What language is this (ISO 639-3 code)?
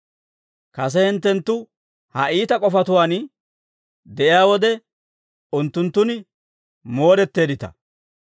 dwr